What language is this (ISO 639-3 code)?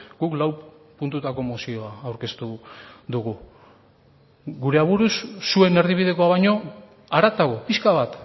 eus